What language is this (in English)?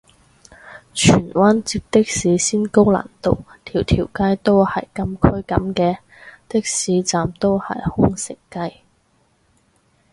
Cantonese